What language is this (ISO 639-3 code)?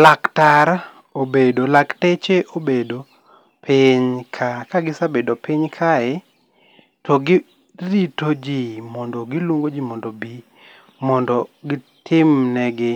luo